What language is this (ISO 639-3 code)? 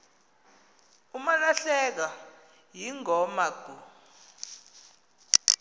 xho